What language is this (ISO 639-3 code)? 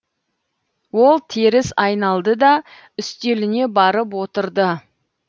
kaz